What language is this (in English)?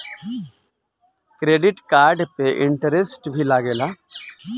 Bhojpuri